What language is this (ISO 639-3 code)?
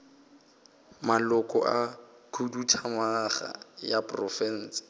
nso